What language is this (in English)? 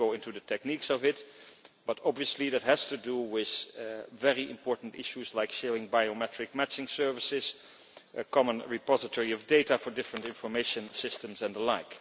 English